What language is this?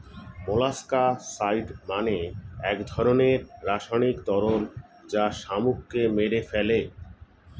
Bangla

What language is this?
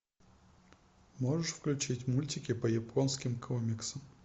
Russian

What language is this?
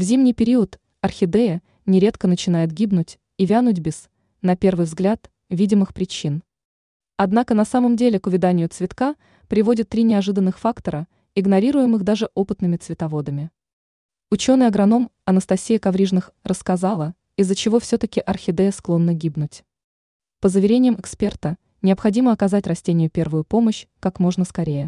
Russian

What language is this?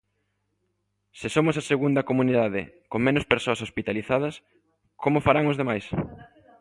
Galician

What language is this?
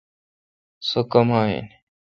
Kalkoti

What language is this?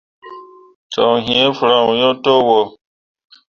Mundang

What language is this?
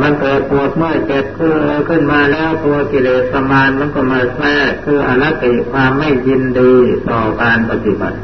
Thai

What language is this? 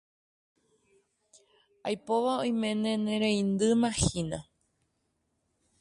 Guarani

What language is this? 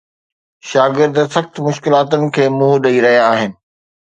Sindhi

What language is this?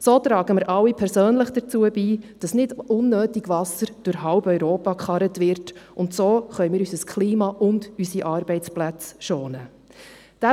Swiss German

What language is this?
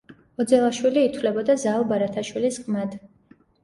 Georgian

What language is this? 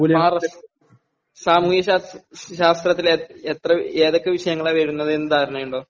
Malayalam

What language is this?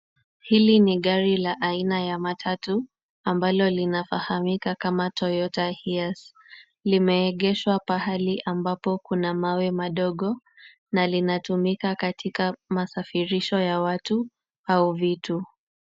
Swahili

